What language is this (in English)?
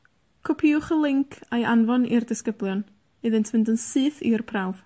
Welsh